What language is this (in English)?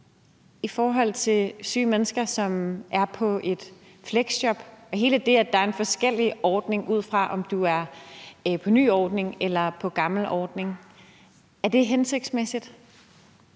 Danish